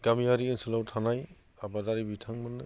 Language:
Bodo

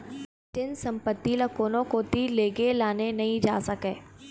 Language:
Chhattisgarhi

